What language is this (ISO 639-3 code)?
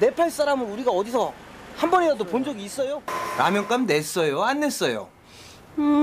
kor